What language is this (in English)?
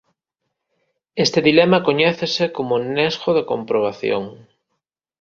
Galician